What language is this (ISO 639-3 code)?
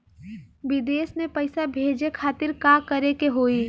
bho